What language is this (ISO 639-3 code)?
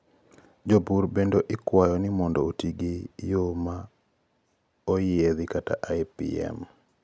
luo